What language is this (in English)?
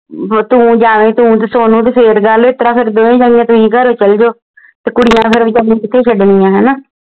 Punjabi